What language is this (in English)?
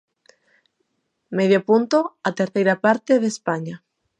Galician